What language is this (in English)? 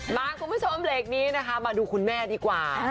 Thai